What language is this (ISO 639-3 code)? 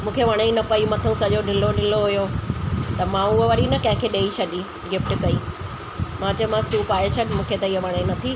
snd